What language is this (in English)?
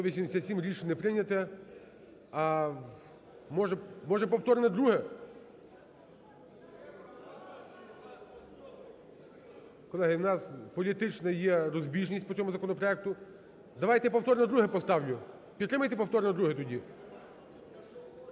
Ukrainian